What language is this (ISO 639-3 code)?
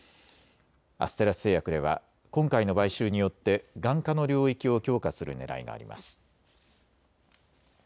jpn